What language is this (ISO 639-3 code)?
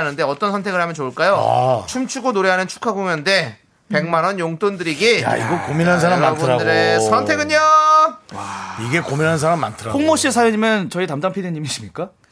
kor